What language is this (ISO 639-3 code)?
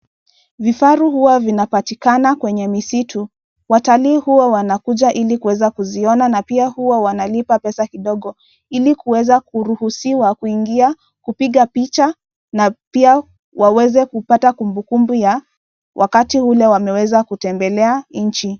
swa